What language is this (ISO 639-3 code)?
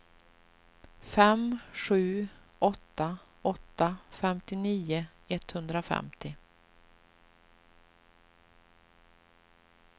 swe